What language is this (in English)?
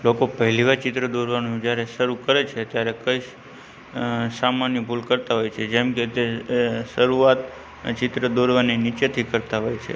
Gujarati